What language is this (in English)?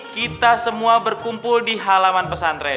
Indonesian